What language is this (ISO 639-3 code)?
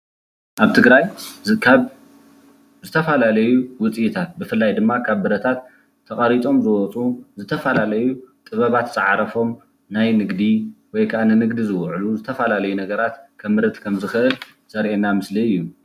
tir